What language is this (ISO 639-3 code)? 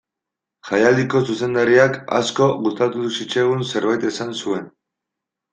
eus